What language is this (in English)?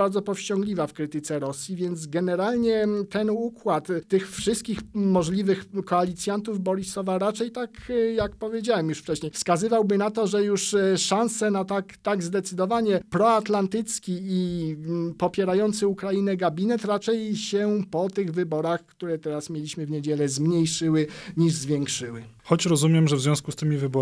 Polish